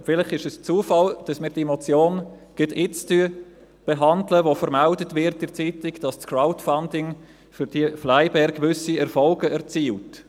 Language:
Swiss German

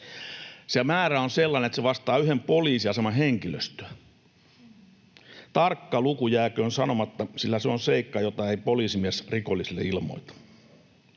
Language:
Finnish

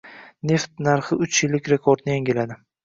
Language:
Uzbek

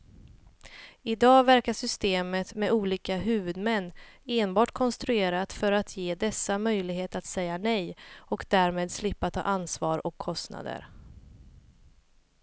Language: Swedish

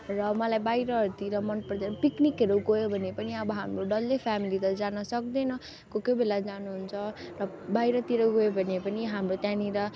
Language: Nepali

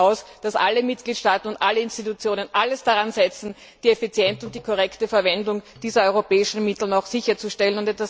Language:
German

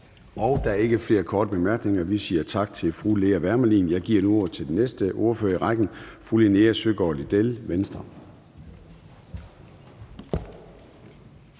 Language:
Danish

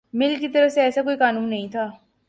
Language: Urdu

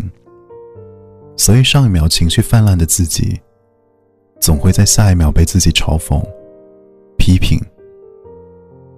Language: Chinese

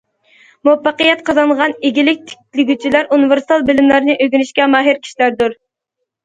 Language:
Uyghur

